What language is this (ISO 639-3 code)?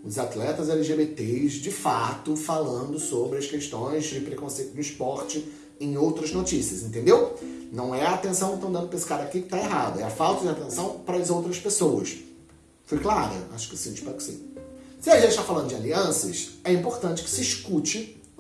por